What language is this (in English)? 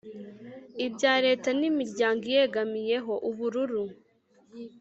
Kinyarwanda